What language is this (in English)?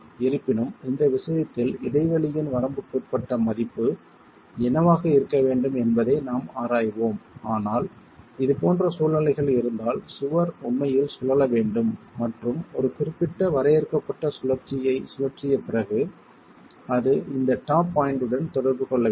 Tamil